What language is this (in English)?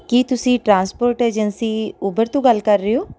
Punjabi